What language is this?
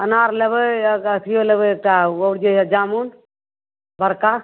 Maithili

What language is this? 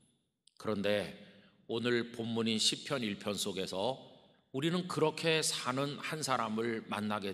Korean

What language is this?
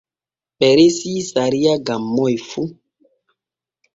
Borgu Fulfulde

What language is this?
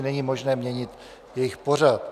Czech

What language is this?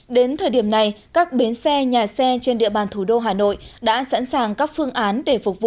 Vietnamese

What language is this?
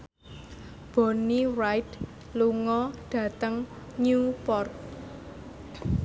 Javanese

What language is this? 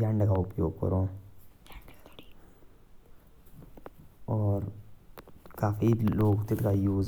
Jaunsari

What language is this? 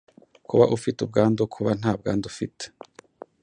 Kinyarwanda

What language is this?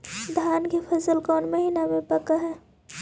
Magahi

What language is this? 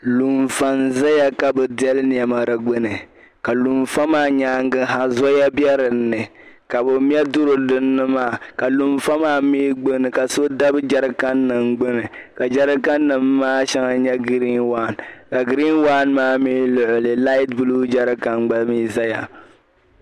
Dagbani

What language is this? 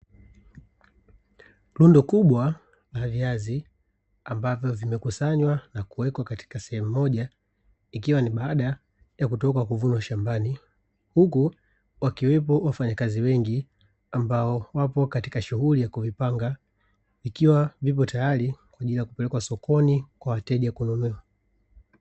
Swahili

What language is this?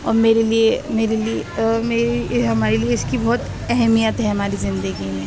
Urdu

